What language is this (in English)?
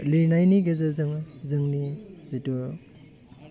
Bodo